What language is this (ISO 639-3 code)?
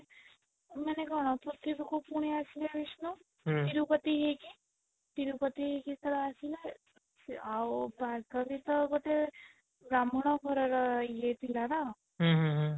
ori